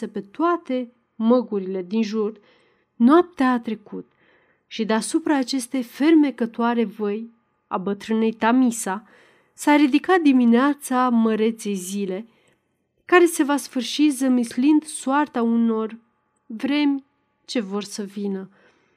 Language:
Romanian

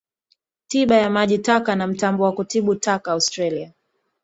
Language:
Swahili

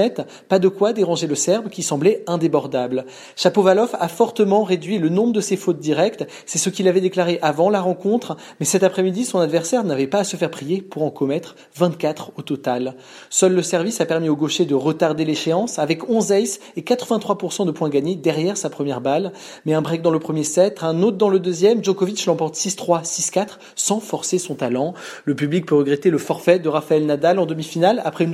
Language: French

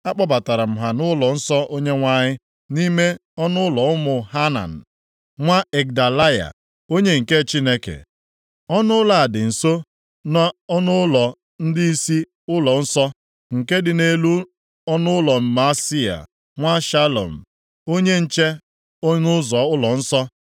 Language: Igbo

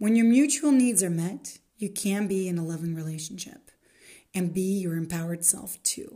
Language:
Dutch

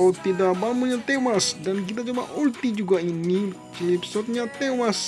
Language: Indonesian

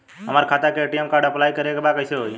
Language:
Bhojpuri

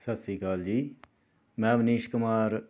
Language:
Punjabi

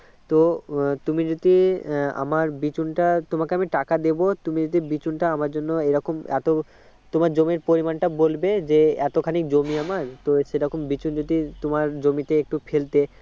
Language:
Bangla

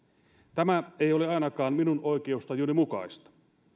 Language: Finnish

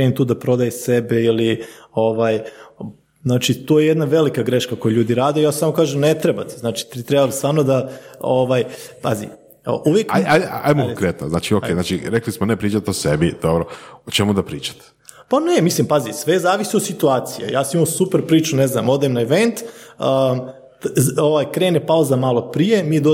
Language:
Croatian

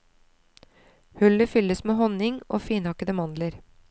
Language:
Norwegian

